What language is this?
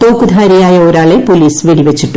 Malayalam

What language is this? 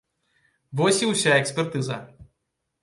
Belarusian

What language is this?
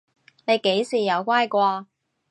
Cantonese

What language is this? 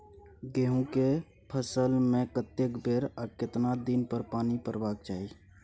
Maithili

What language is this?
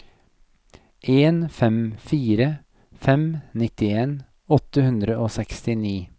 Norwegian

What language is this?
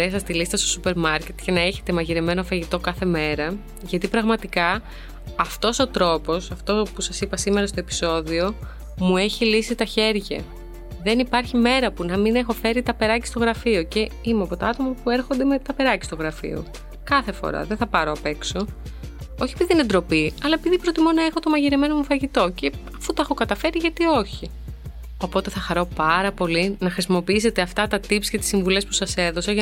Greek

